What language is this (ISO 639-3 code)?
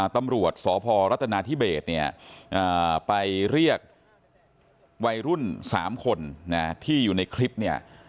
tha